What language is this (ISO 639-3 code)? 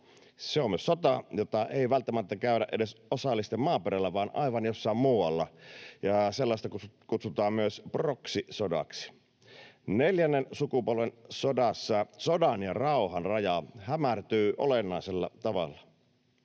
fin